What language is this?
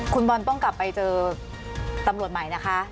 Thai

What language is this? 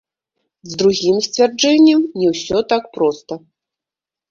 Belarusian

